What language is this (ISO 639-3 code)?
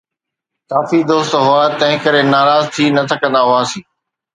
snd